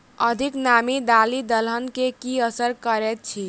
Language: Maithili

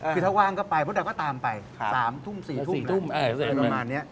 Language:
Thai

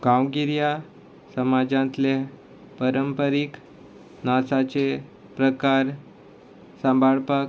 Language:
Konkani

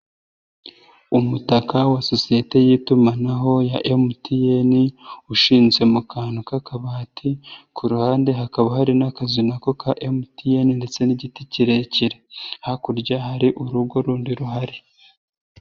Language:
Kinyarwanda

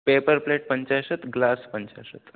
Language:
Sanskrit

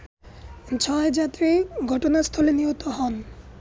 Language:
Bangla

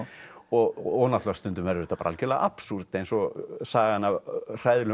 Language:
Icelandic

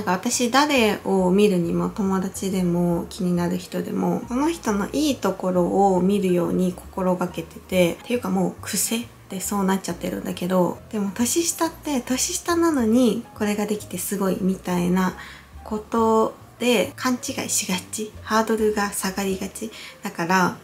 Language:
Japanese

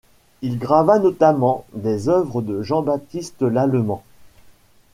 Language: French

